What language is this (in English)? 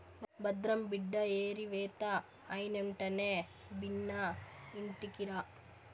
Telugu